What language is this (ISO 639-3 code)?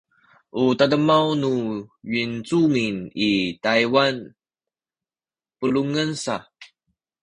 szy